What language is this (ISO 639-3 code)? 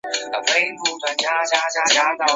zho